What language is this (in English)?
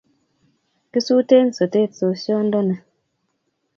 Kalenjin